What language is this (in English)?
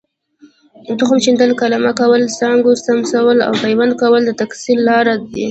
Pashto